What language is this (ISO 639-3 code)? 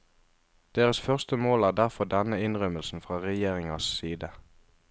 nor